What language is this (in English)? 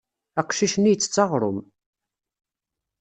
Kabyle